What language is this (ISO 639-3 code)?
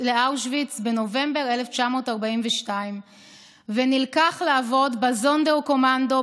heb